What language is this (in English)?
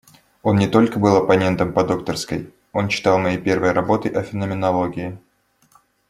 Russian